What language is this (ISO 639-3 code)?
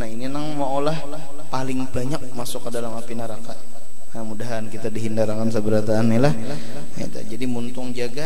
ind